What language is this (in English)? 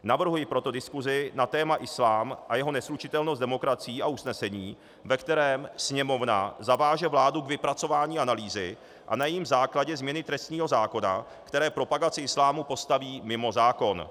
Czech